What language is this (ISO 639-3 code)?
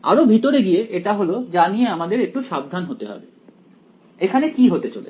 ben